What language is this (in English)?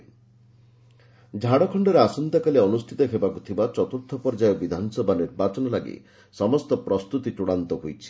Odia